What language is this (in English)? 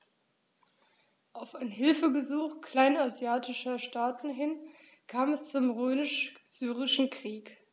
German